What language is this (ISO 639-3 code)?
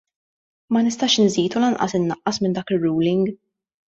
mlt